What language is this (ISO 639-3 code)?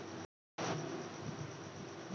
mag